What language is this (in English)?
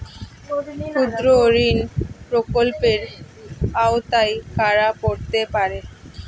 Bangla